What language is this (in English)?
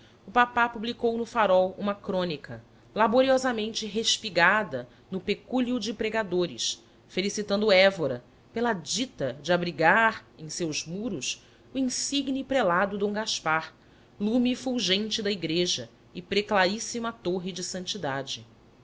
Portuguese